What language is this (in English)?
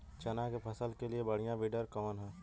Bhojpuri